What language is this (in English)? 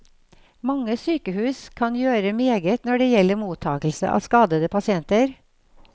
Norwegian